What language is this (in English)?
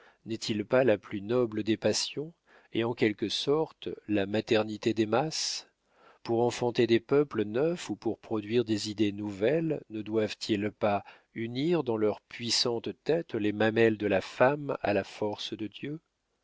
French